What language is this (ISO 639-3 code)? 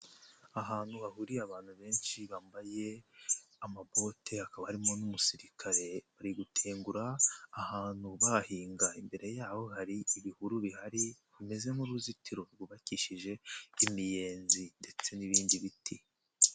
kin